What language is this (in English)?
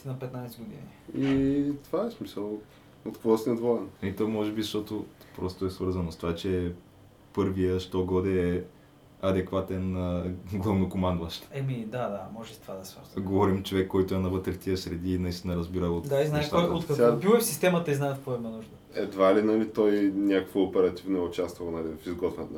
Bulgarian